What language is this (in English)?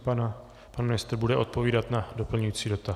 Czech